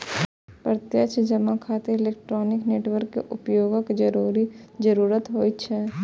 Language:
Maithili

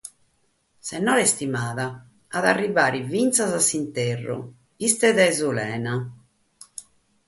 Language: Sardinian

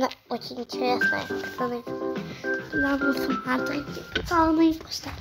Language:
Russian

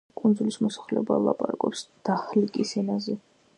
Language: Georgian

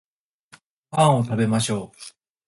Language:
Japanese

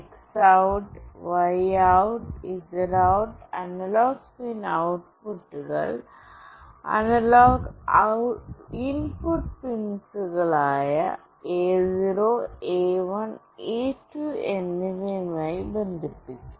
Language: Malayalam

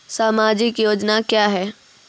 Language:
Maithili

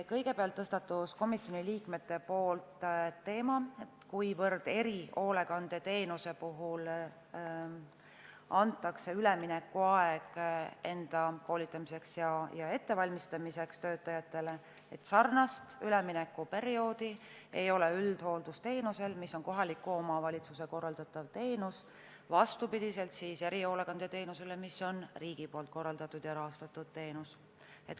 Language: Estonian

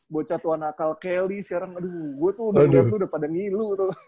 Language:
Indonesian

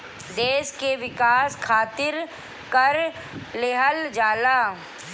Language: Bhojpuri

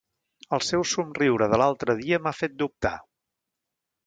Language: Catalan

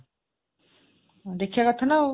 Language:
Odia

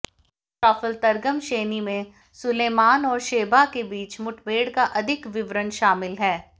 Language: Hindi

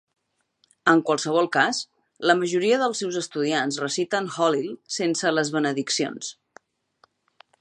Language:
Catalan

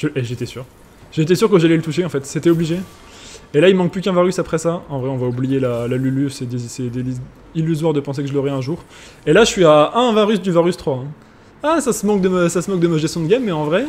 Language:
French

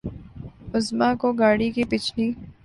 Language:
Urdu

